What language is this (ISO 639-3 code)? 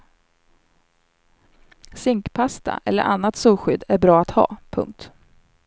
swe